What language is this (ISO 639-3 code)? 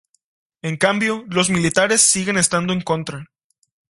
spa